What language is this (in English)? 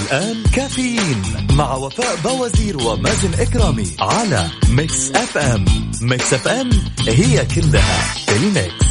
Arabic